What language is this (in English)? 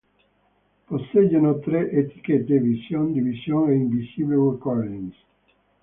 Italian